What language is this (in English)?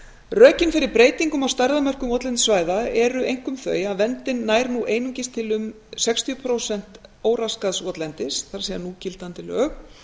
Icelandic